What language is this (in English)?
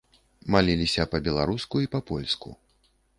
Belarusian